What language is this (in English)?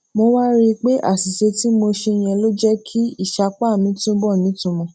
Yoruba